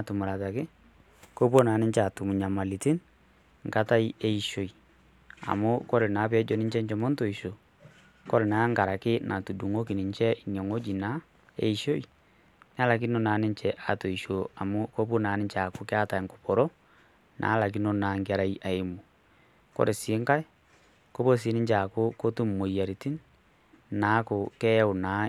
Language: Masai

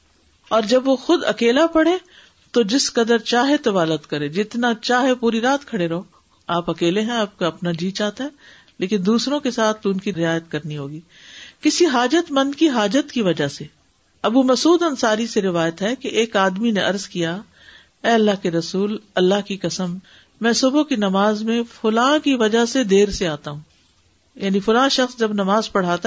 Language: Urdu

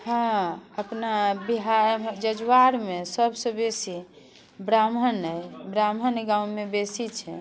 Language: Maithili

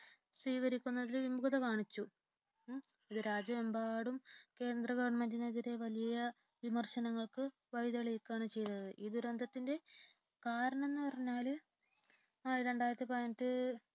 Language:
Malayalam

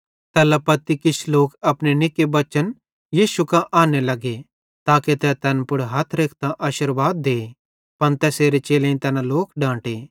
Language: Bhadrawahi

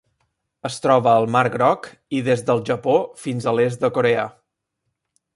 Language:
Catalan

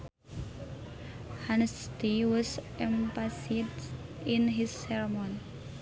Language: Sundanese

